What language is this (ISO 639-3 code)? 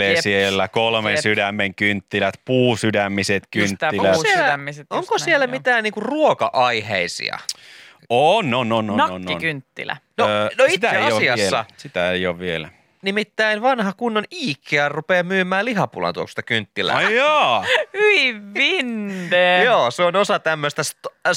fin